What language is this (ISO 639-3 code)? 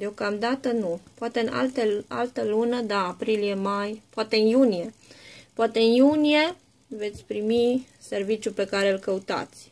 ron